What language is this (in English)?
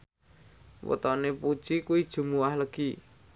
Javanese